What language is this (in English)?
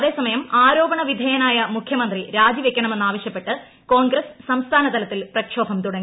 Malayalam